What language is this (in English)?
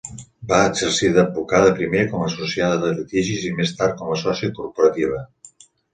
Catalan